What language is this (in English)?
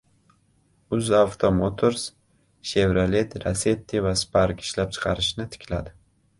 Uzbek